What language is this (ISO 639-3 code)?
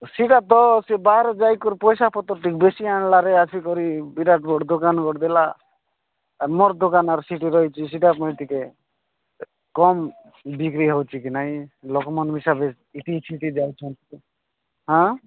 ori